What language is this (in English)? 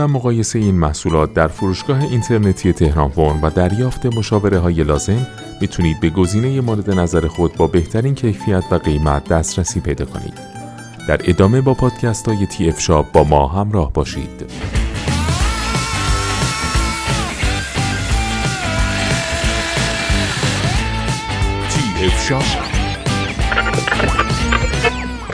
Persian